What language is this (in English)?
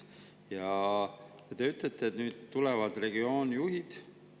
Estonian